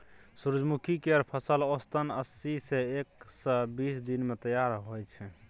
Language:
Maithili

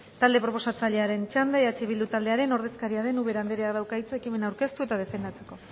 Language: Basque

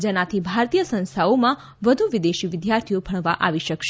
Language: Gujarati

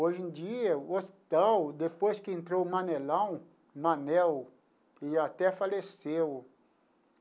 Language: Portuguese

